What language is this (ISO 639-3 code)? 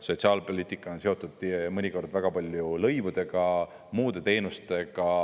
est